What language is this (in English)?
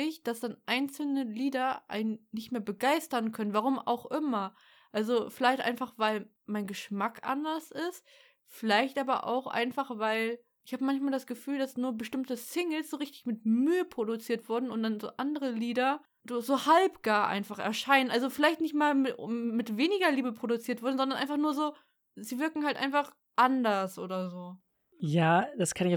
German